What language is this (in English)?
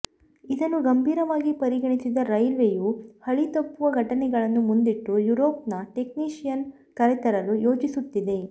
Kannada